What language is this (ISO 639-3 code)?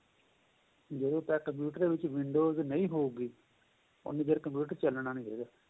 pan